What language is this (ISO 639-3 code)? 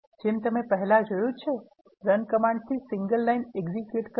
guj